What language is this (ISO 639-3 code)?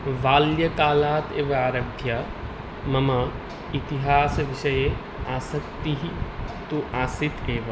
san